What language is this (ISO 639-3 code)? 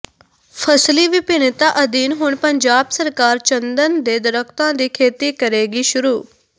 pan